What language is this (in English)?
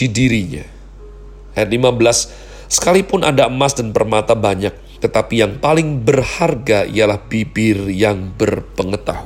Indonesian